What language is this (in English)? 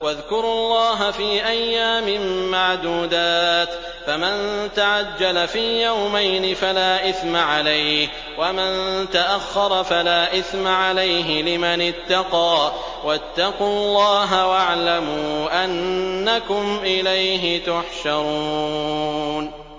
Arabic